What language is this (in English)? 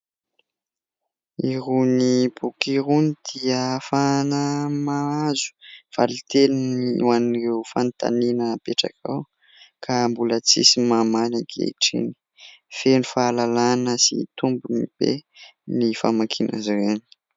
Malagasy